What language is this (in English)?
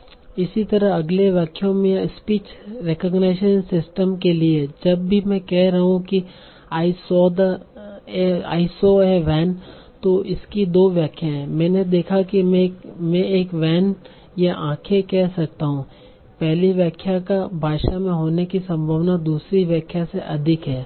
Hindi